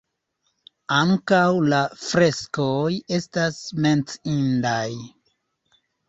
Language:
Esperanto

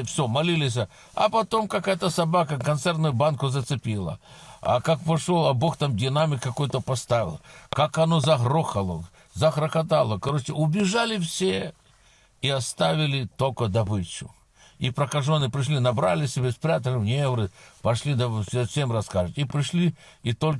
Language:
Russian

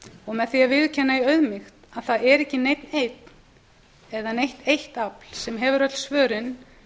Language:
Icelandic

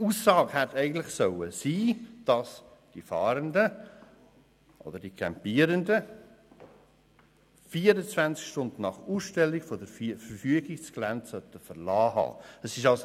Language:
Swiss German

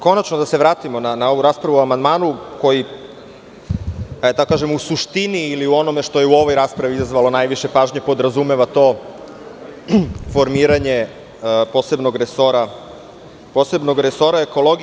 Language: Serbian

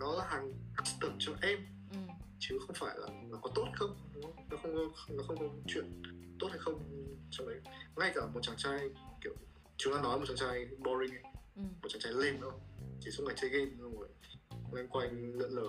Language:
Vietnamese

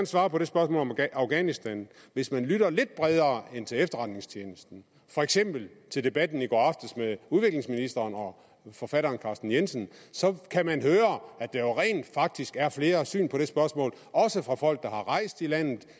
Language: Danish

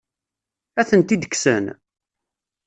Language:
Kabyle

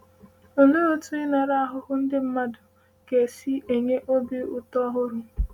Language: Igbo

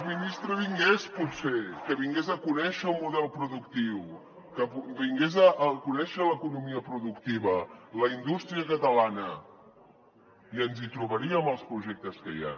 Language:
Catalan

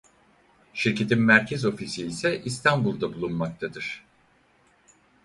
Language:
Turkish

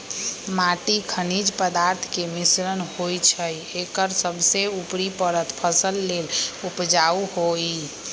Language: Magahi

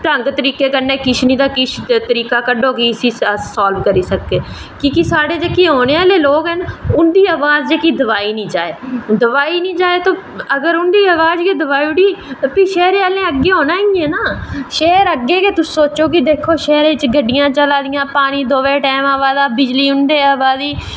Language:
Dogri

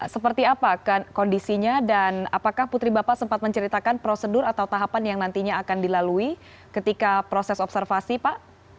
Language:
Indonesian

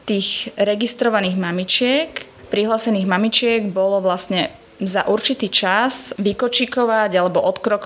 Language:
Slovak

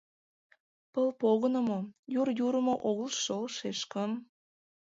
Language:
Mari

